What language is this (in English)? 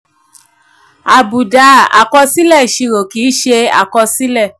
Yoruba